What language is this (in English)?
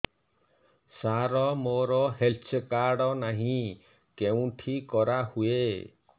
Odia